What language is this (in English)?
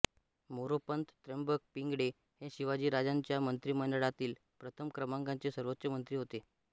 Marathi